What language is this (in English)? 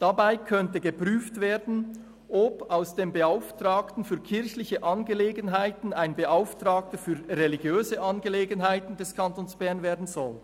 Swiss German